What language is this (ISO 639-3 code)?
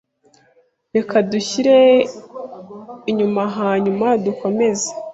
kin